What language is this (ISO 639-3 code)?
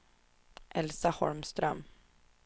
swe